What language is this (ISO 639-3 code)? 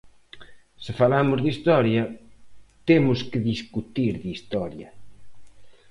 glg